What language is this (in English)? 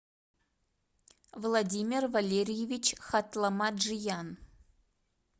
Russian